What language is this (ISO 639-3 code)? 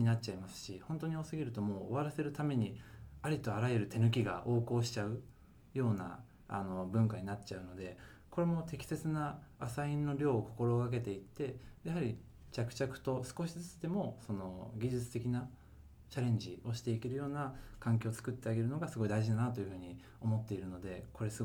jpn